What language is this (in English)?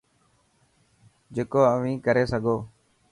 Dhatki